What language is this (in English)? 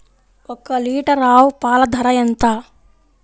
Telugu